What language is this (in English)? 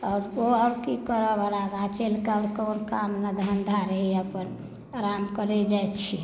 Maithili